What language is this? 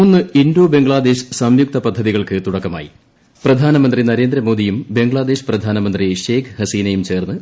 Malayalam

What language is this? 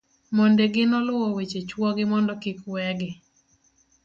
Luo (Kenya and Tanzania)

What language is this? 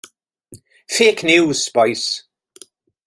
Welsh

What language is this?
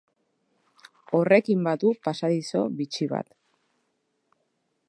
Basque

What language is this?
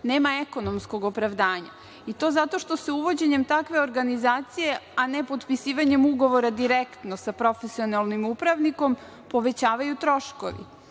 Serbian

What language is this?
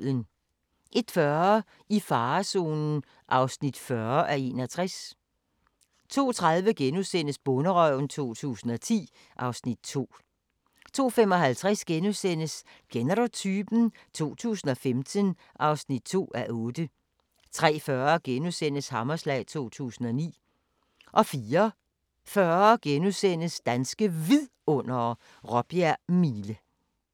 Danish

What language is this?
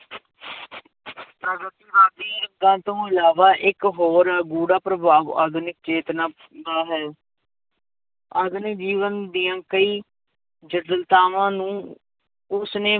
Punjabi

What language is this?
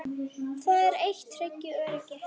Icelandic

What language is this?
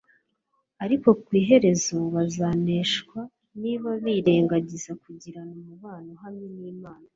Kinyarwanda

